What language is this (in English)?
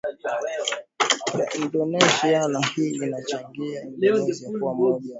Swahili